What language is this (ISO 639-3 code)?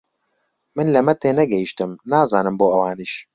ckb